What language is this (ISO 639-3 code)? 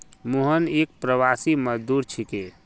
mag